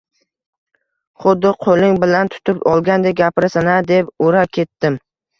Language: Uzbek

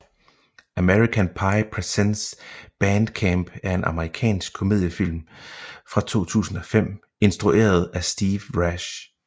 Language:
Danish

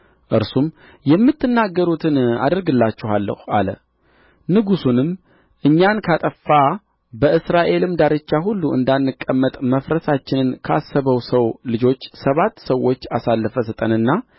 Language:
Amharic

